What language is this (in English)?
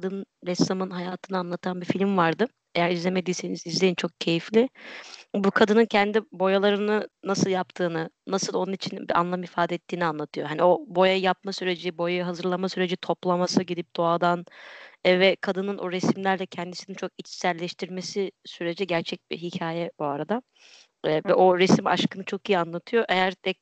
Turkish